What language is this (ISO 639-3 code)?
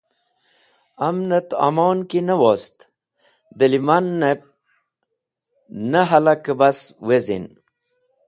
wbl